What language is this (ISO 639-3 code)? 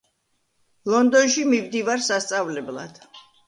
kat